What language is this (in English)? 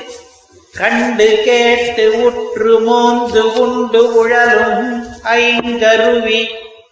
Tamil